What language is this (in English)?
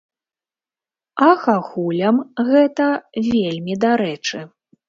Belarusian